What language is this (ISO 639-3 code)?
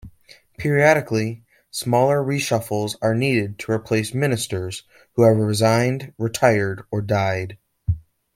eng